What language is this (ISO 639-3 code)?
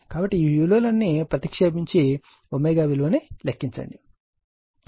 tel